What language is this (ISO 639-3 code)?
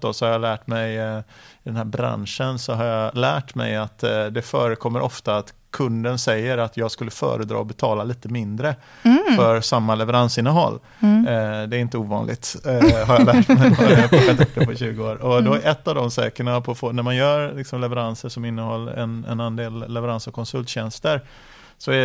swe